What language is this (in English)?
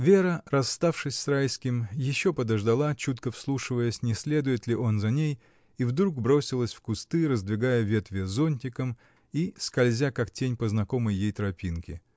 Russian